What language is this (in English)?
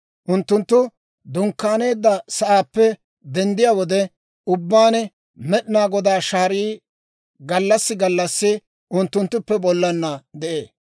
Dawro